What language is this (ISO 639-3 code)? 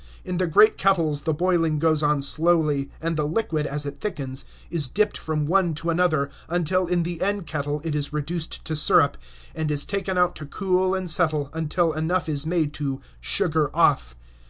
eng